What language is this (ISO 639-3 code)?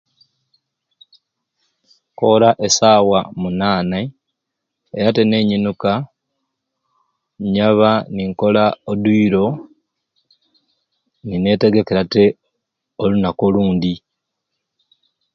ruc